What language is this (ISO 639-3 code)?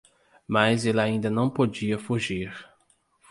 por